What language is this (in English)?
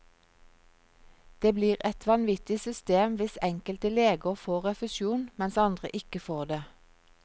Norwegian